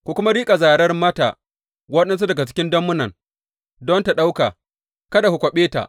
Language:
Hausa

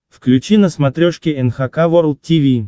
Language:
Russian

